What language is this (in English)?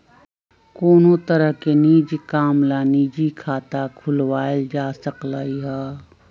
Magahi